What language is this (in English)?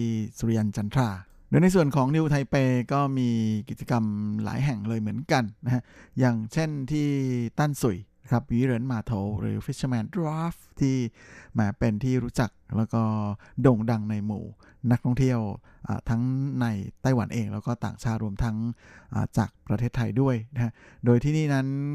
Thai